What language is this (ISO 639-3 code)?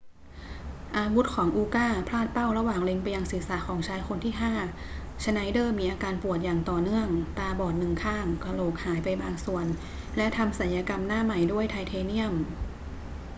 tha